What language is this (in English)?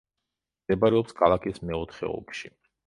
Georgian